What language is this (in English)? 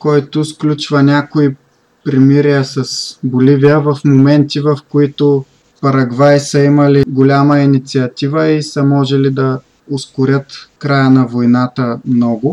Bulgarian